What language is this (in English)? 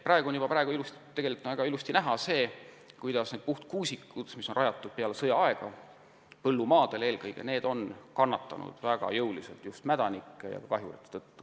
Estonian